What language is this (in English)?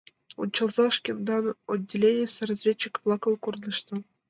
Mari